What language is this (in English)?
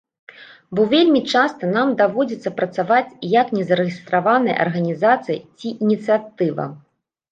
Belarusian